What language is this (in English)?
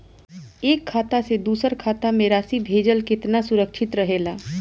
Bhojpuri